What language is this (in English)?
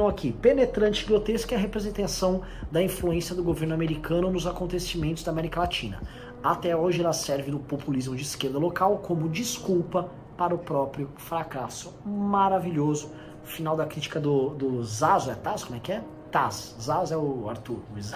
Portuguese